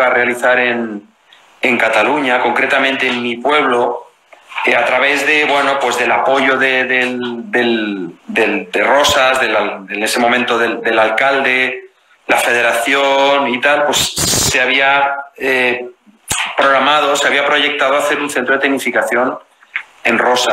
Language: Spanish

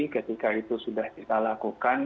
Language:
Indonesian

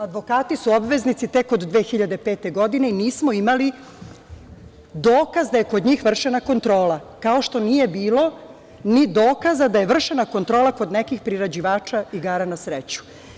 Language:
Serbian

